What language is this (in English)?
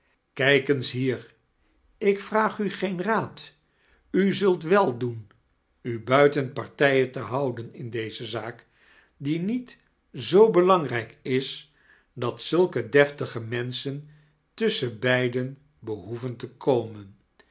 Dutch